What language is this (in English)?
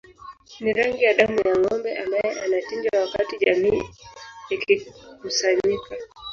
Swahili